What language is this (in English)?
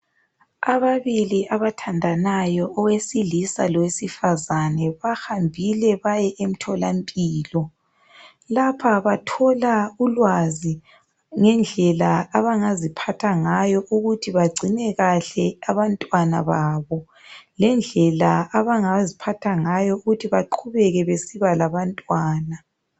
North Ndebele